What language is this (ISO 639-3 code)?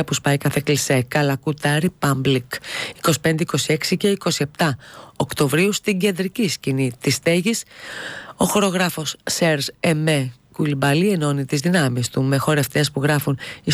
ell